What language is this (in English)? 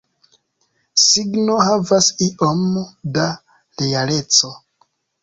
Esperanto